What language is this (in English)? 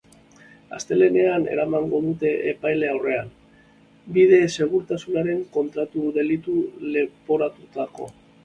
Basque